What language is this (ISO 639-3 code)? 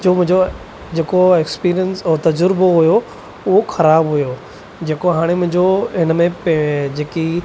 snd